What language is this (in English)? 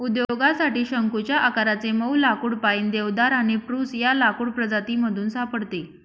Marathi